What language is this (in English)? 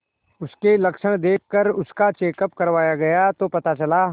Hindi